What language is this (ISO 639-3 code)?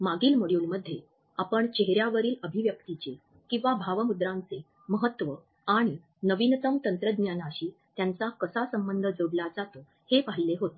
mar